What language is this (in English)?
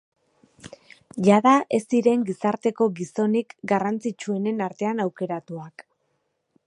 Basque